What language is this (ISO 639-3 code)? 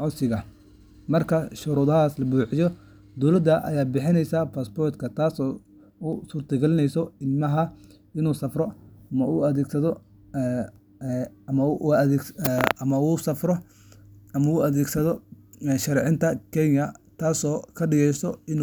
som